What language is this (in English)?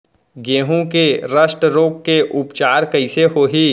Chhattisgarhi